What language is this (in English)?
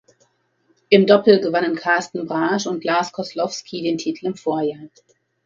German